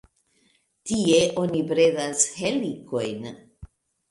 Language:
Esperanto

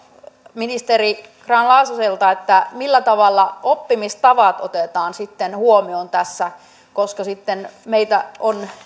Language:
Finnish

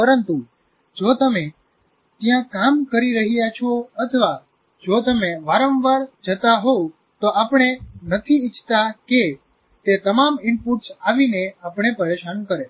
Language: Gujarati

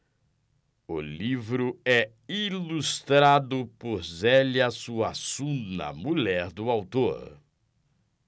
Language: Portuguese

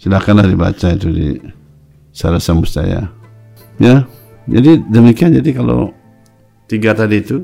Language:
Indonesian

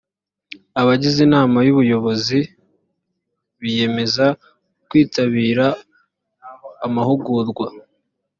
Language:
Kinyarwanda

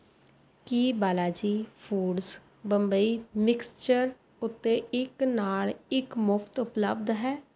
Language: Punjabi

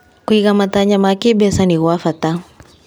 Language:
Kikuyu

